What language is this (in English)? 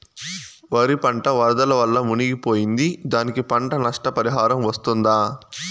Telugu